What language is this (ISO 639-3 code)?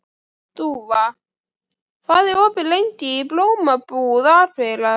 isl